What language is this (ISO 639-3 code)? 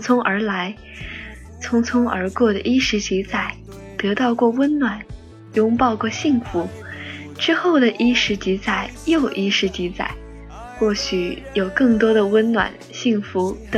zho